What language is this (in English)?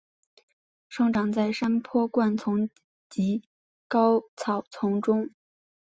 Chinese